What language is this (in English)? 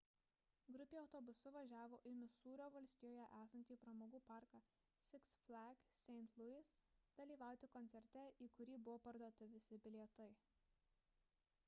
Lithuanian